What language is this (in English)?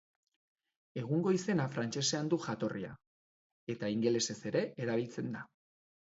Basque